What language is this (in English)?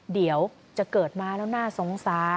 Thai